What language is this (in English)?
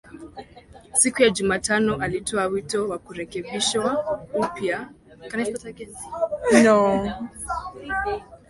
Swahili